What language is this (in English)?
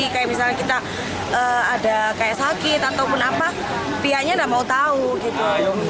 Indonesian